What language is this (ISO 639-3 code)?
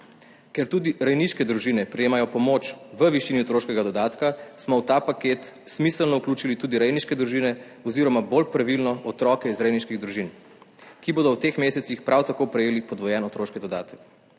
slv